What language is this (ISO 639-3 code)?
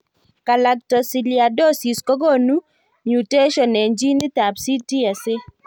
kln